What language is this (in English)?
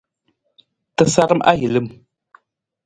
Nawdm